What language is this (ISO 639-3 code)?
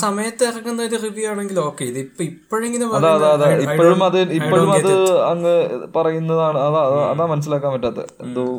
mal